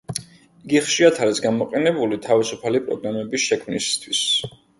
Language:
Georgian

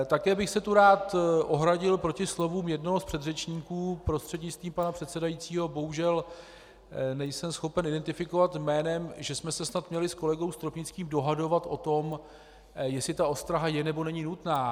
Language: Czech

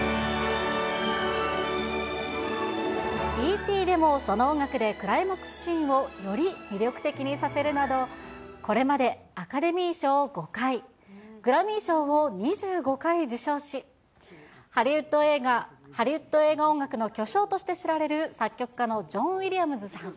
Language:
Japanese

